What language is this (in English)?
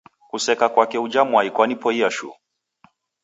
Taita